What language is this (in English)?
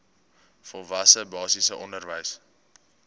Afrikaans